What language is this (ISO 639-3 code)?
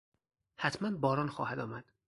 fas